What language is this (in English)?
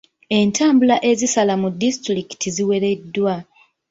Ganda